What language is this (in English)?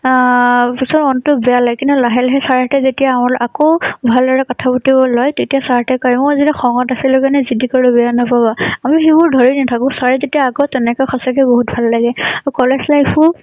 Assamese